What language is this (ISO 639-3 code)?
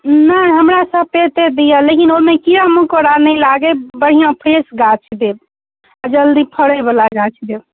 mai